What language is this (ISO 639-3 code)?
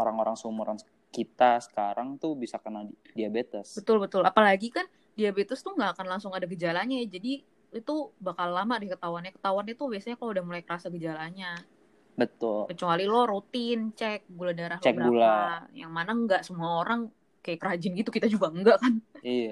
ind